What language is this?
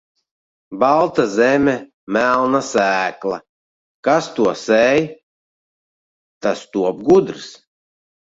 Latvian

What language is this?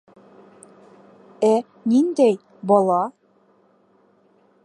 Bashkir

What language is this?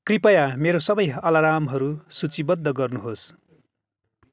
Nepali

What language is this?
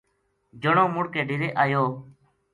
Gujari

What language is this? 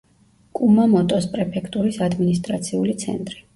Georgian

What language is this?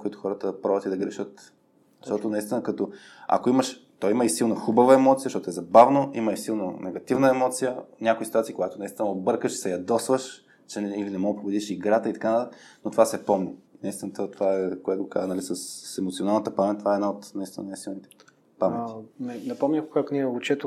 Bulgarian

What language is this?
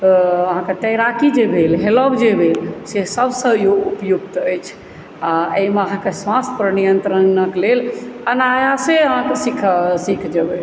Maithili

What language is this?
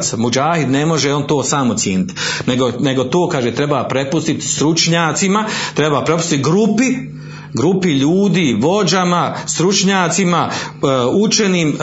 Croatian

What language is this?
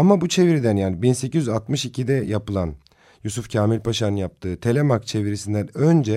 Turkish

